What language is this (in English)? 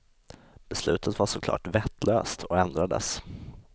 Swedish